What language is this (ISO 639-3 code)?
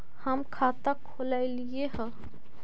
mag